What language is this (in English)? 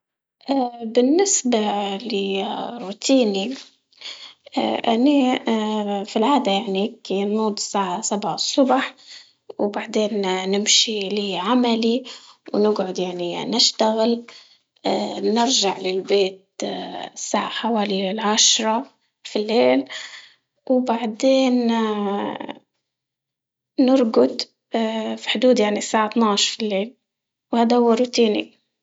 Libyan Arabic